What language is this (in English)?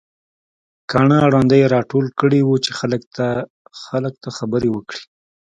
Pashto